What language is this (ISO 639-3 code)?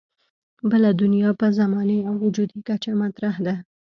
pus